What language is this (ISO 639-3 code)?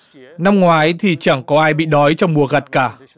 vie